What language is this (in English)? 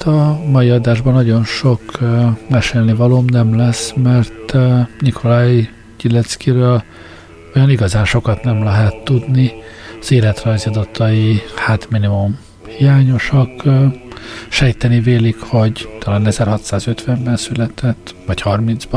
Hungarian